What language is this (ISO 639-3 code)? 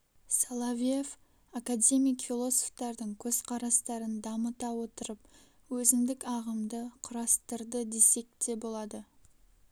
kaz